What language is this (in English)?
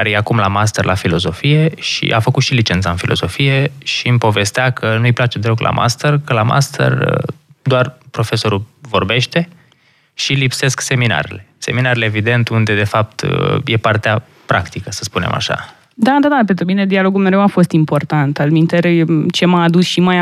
Romanian